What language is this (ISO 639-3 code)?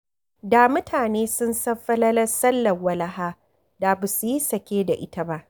hau